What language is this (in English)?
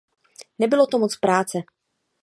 Czech